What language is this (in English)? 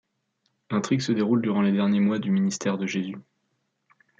French